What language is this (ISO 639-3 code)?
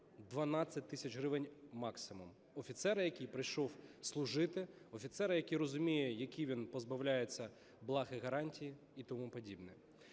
ukr